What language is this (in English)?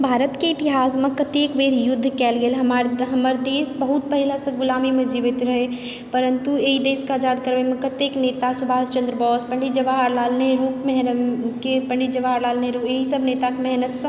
Maithili